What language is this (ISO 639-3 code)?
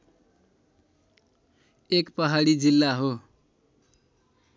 nep